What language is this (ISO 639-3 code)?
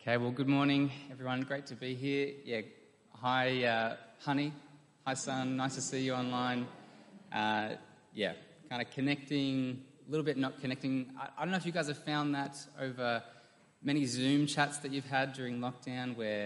eng